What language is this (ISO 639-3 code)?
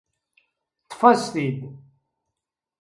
kab